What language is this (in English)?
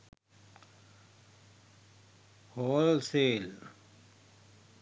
Sinhala